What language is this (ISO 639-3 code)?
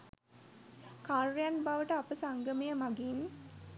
sin